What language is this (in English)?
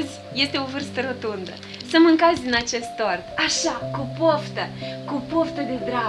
Romanian